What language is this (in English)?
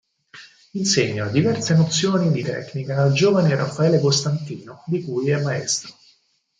Italian